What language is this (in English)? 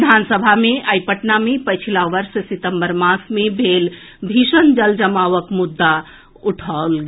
Maithili